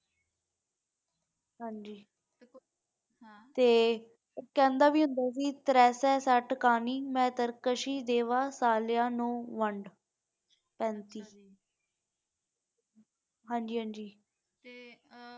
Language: Punjabi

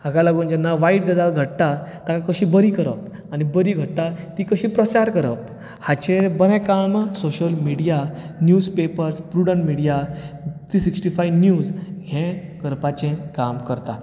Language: Konkani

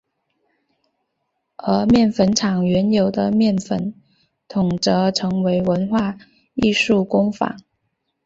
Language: Chinese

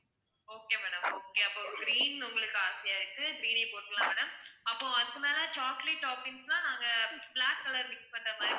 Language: Tamil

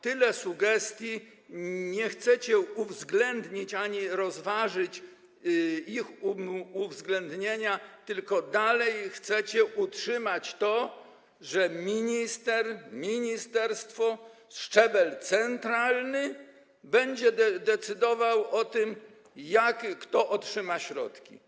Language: Polish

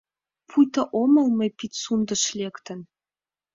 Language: Mari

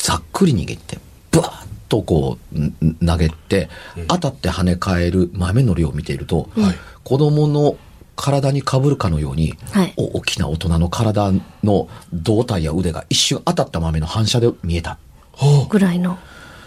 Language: Japanese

